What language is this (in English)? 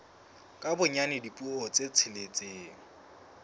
Southern Sotho